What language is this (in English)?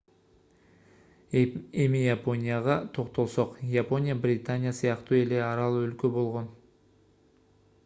Kyrgyz